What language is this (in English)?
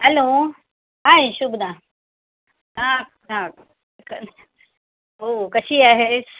Marathi